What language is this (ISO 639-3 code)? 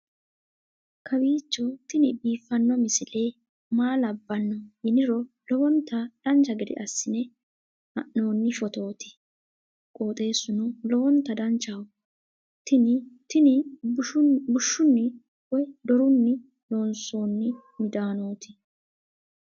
sid